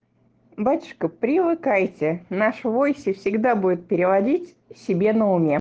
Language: Russian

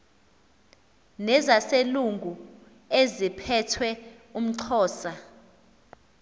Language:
Xhosa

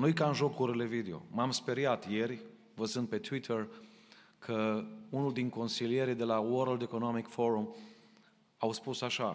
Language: Romanian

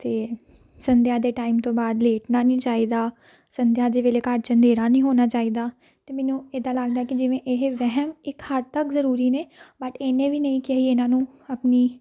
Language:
Punjabi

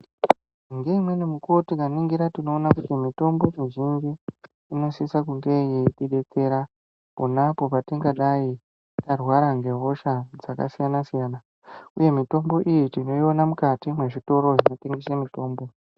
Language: Ndau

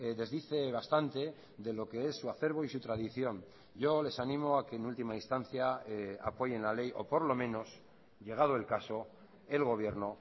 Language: Spanish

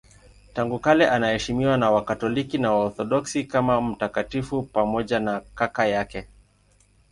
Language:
Swahili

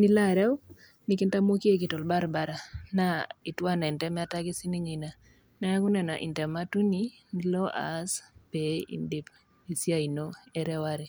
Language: Masai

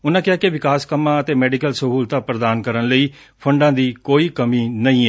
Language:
Punjabi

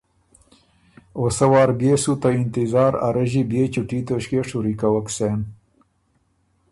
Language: Ormuri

